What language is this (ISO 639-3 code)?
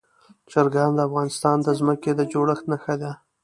pus